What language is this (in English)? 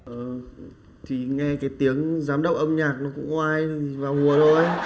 Vietnamese